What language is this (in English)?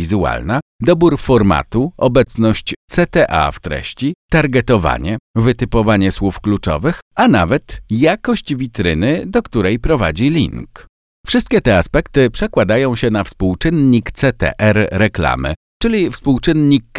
Polish